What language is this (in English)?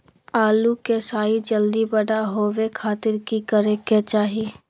Magahi